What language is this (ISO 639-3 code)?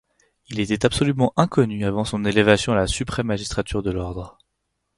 fra